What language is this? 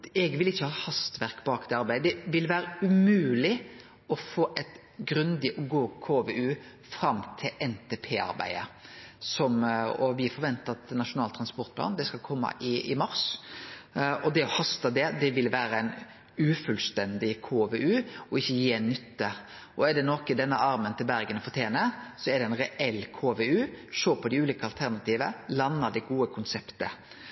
Norwegian Nynorsk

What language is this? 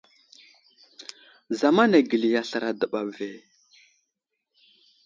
Wuzlam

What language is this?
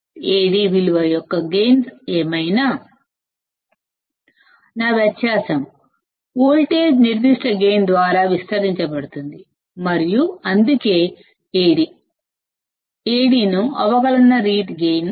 Telugu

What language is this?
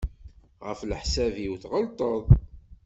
Kabyle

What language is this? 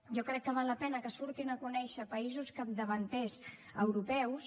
Catalan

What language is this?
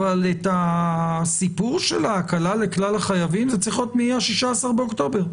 Hebrew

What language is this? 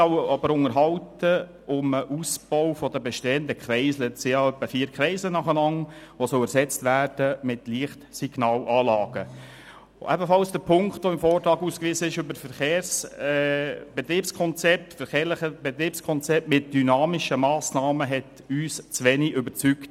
Swiss German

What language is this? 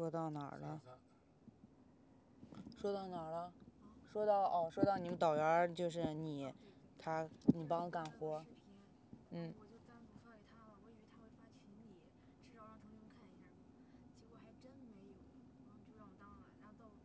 Chinese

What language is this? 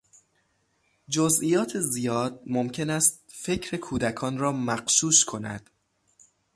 Persian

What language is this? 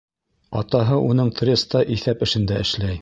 Bashkir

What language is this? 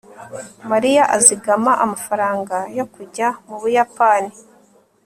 Kinyarwanda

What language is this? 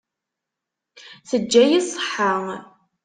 Kabyle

